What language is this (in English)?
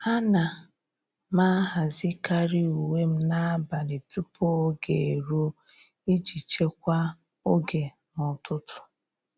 Igbo